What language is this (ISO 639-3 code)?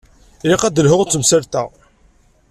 kab